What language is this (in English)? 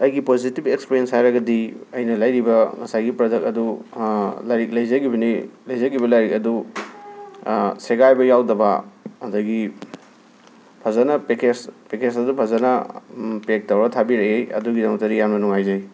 Manipuri